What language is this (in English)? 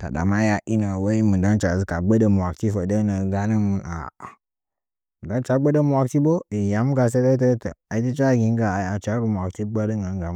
Nzanyi